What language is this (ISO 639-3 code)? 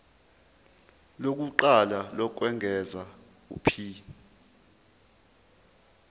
zul